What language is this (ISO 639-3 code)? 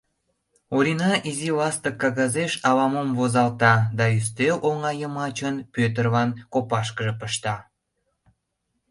chm